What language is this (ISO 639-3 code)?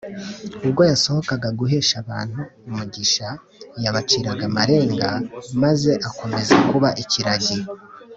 kin